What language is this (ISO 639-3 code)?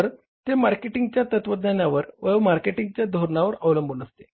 mar